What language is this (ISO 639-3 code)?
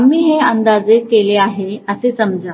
mar